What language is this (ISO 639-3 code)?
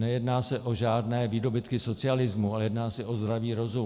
ces